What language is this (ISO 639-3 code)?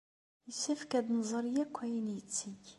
kab